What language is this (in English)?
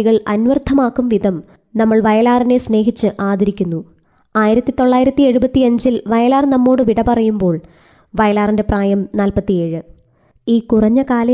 Malayalam